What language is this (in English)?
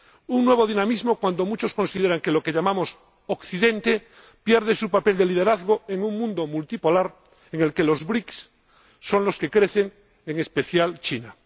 Spanish